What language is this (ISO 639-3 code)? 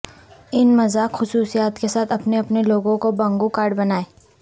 urd